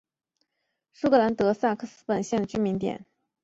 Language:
Chinese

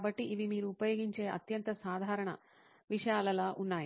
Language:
Telugu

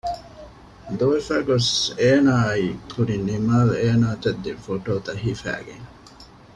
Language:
Divehi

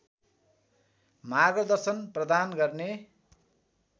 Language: Nepali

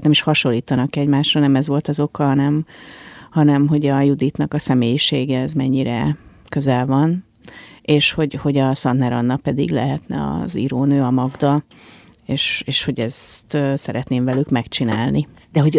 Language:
Hungarian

